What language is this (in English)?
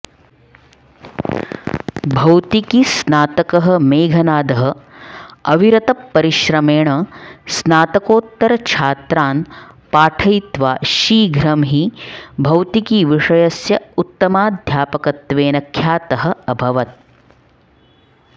Sanskrit